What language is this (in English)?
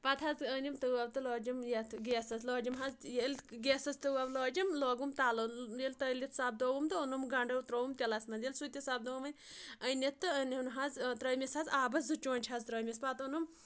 Kashmiri